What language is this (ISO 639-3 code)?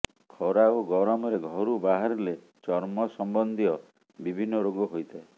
ori